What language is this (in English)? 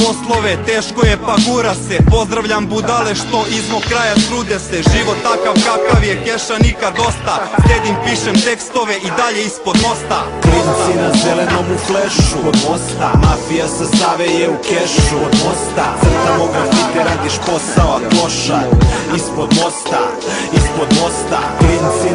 Czech